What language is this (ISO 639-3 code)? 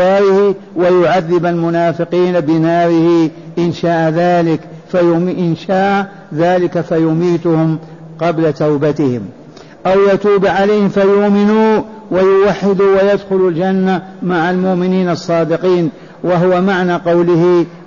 ara